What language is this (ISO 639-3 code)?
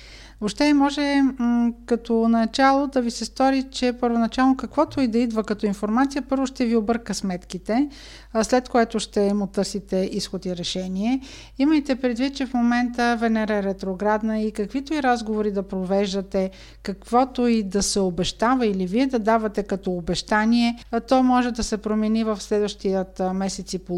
bul